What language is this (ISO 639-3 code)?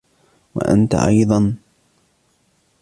ara